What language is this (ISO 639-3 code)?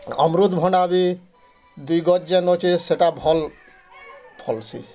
ori